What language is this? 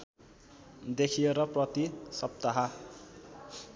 Nepali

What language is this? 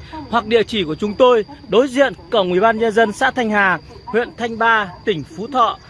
Vietnamese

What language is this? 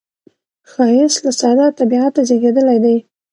Pashto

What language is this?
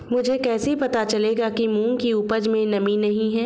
Hindi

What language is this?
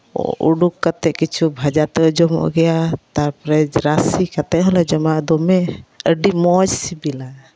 Santali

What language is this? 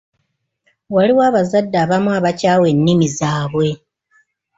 Ganda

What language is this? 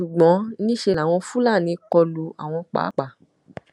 Yoruba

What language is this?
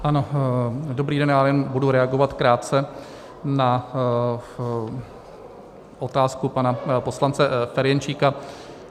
Czech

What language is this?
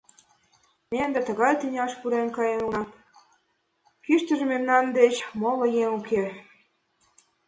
Mari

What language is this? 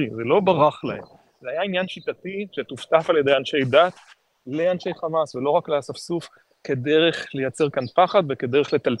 Hebrew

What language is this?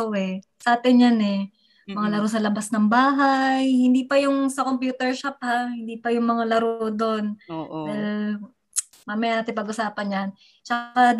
Filipino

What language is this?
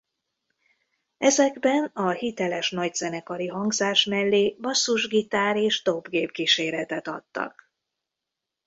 Hungarian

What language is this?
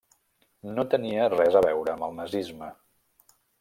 Catalan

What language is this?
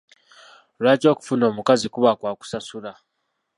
Ganda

